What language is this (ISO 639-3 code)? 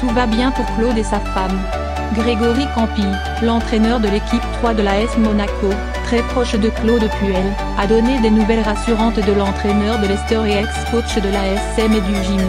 fra